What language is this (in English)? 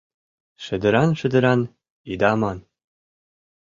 Mari